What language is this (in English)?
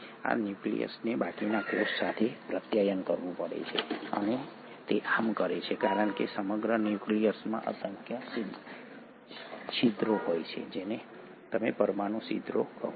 Gujarati